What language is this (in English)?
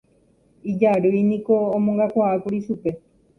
Guarani